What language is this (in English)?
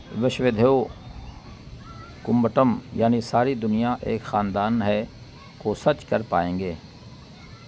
Urdu